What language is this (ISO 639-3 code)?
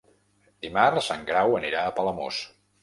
cat